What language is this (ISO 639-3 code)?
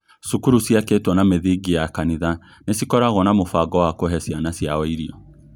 kik